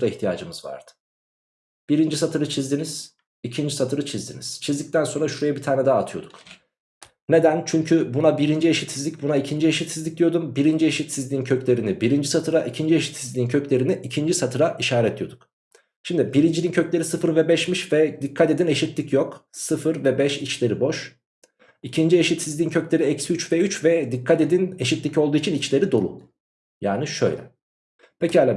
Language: Turkish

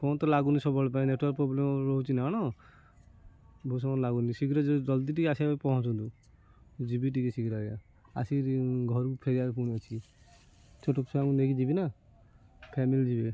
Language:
Odia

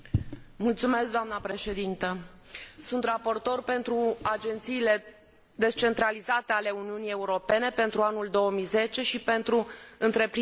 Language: Romanian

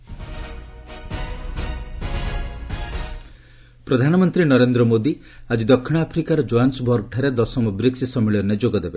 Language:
Odia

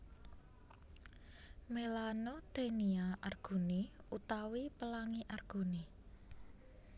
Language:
Javanese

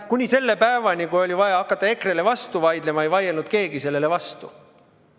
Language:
Estonian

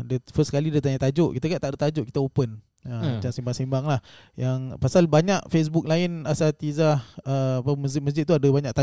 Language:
Malay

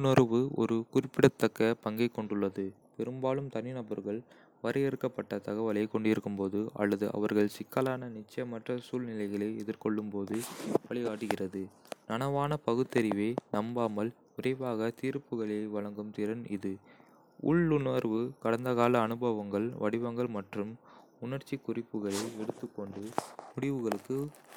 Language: Kota (India)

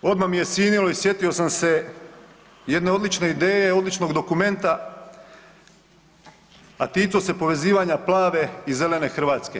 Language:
Croatian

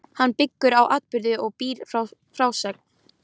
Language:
Icelandic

